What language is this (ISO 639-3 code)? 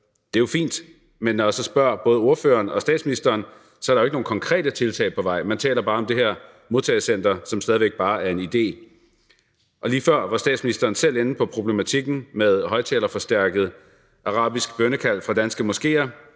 dan